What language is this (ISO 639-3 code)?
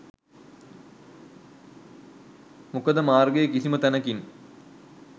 sin